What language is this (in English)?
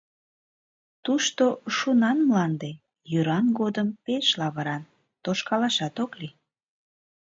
Mari